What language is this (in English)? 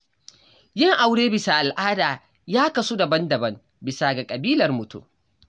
Hausa